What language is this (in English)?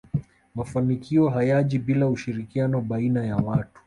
Swahili